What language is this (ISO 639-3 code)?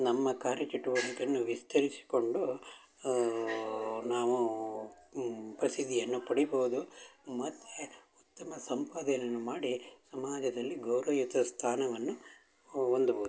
kan